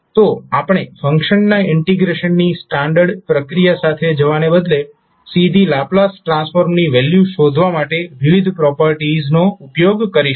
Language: Gujarati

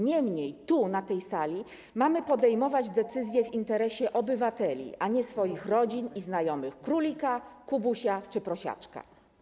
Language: Polish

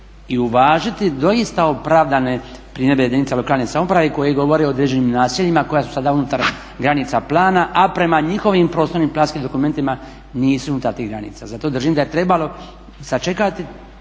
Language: Croatian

